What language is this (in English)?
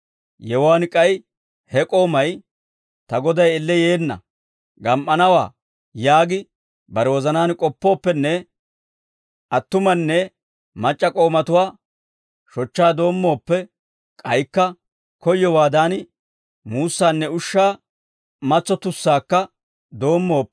Dawro